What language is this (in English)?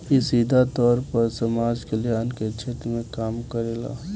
Bhojpuri